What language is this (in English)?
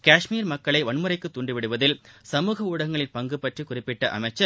Tamil